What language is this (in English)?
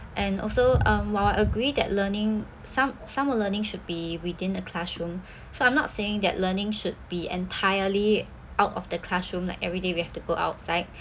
English